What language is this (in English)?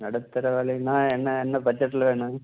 Tamil